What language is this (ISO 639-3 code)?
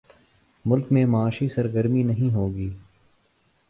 urd